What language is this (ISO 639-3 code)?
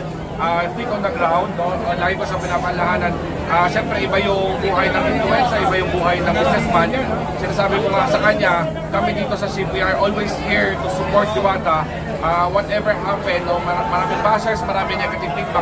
fil